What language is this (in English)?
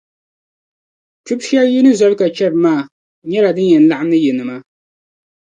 Dagbani